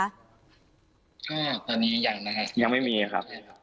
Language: Thai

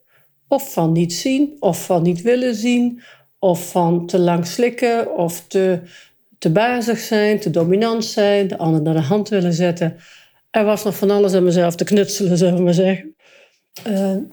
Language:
Dutch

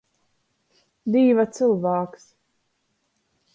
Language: Latgalian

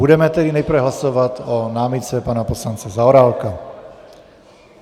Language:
Czech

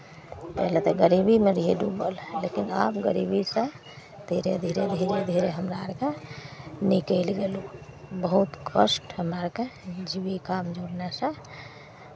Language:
Maithili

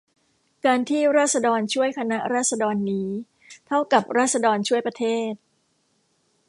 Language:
Thai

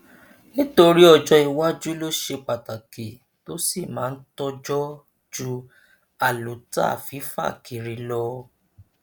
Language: Yoruba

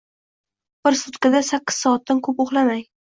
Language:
Uzbek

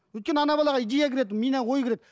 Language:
Kazakh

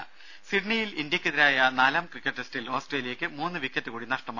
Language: Malayalam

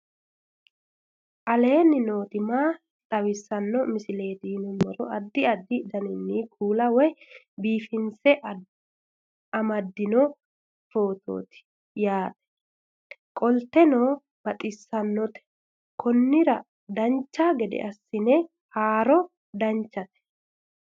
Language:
Sidamo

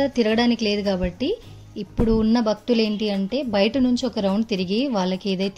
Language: Telugu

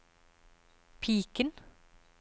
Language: Norwegian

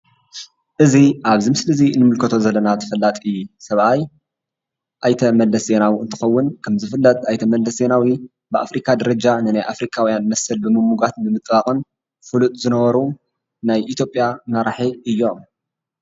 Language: Tigrinya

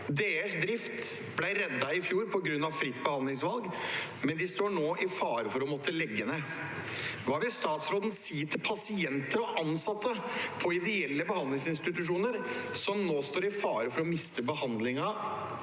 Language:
Norwegian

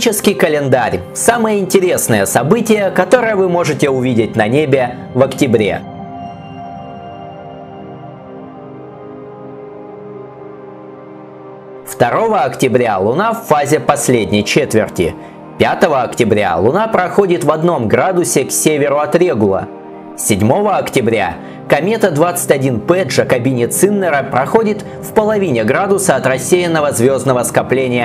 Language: Russian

